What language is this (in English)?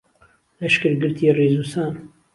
Central Kurdish